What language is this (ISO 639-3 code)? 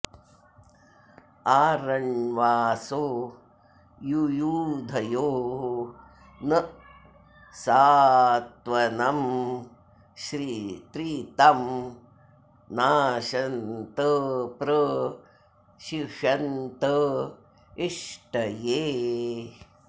san